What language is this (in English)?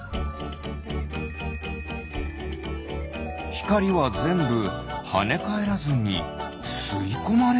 Japanese